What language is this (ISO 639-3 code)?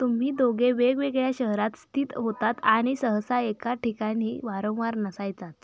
mar